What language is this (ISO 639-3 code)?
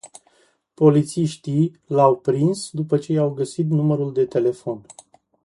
ron